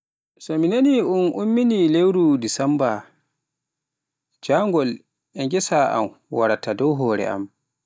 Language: Pular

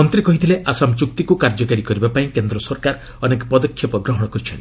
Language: Odia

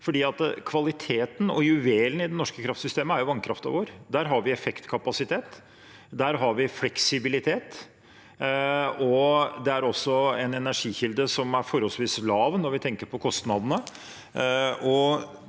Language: Norwegian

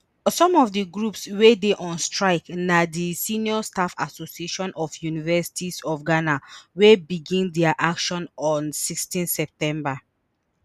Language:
Nigerian Pidgin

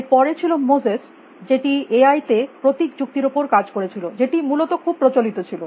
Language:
Bangla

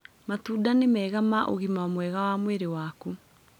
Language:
Kikuyu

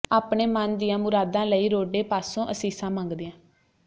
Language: Punjabi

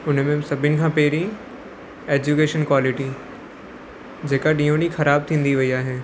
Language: Sindhi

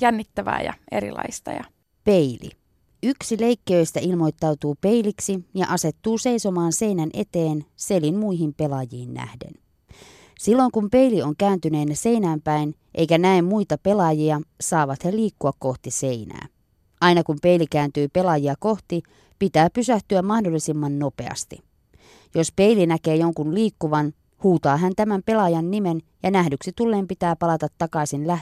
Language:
Finnish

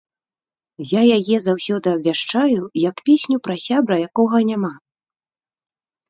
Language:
Belarusian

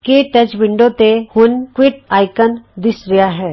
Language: Punjabi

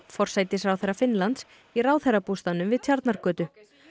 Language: Icelandic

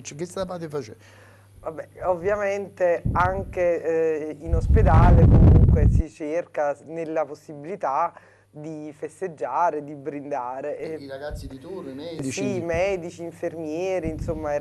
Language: Italian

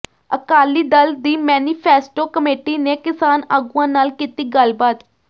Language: Punjabi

